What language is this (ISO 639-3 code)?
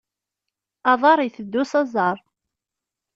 kab